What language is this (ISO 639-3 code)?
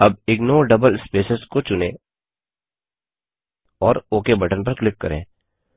hin